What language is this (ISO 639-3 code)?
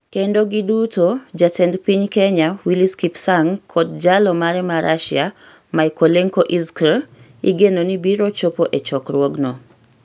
luo